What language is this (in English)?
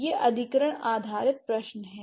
Hindi